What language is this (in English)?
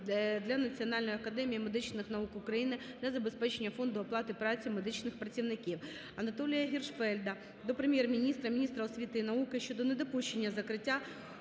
Ukrainian